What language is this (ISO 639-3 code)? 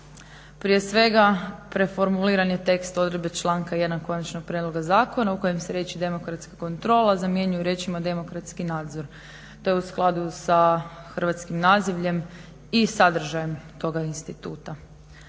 hrv